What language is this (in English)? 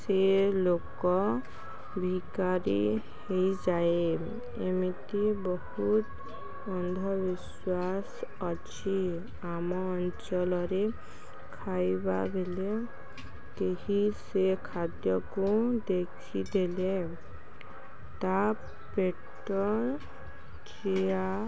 Odia